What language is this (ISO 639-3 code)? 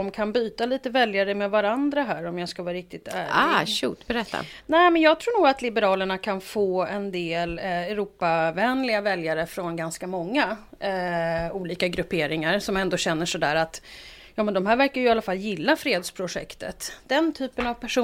swe